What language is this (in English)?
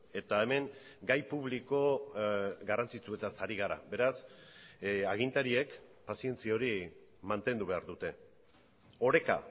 Basque